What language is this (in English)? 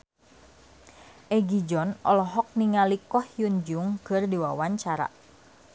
Sundanese